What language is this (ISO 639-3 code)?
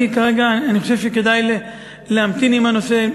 heb